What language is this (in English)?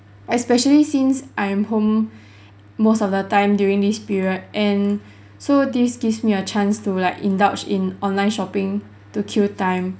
English